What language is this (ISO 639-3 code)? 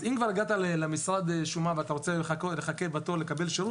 heb